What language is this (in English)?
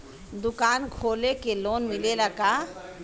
Bhojpuri